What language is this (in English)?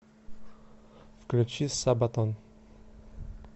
Russian